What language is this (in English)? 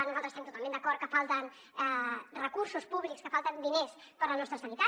Catalan